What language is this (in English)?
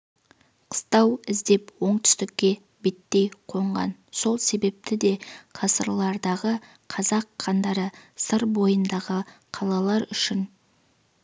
Kazakh